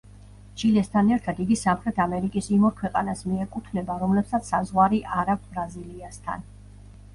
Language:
Georgian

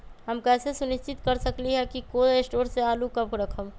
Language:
Magahi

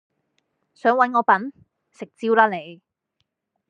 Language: Cantonese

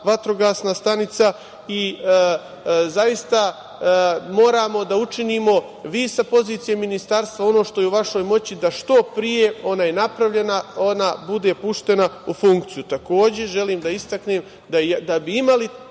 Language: Serbian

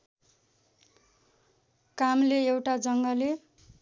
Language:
Nepali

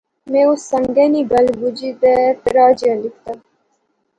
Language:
Pahari-Potwari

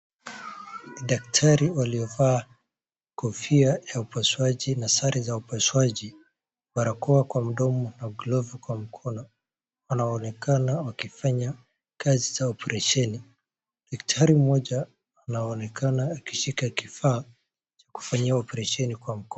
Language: Swahili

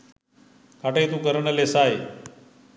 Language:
Sinhala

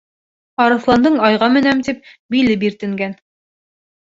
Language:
Bashkir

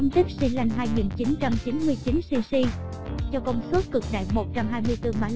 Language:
Vietnamese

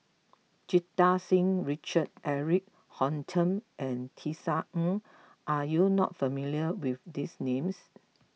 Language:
English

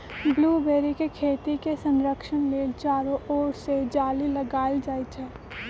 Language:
Magahi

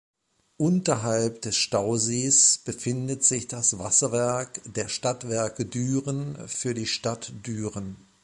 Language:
German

